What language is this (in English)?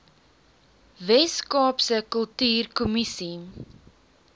Afrikaans